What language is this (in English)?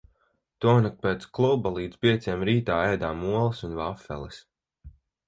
Latvian